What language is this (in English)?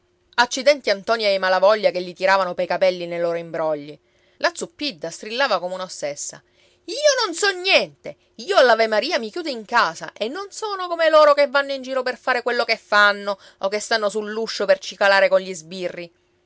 Italian